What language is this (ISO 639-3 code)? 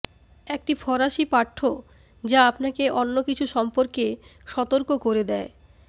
ben